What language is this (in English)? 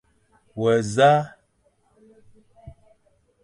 Fang